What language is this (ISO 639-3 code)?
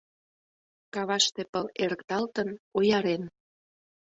chm